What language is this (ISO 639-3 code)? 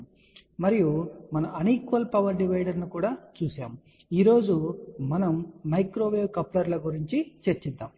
tel